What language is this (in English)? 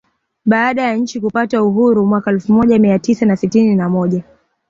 Swahili